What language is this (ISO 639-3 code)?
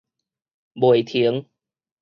nan